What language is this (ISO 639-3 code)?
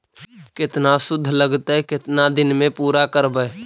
mag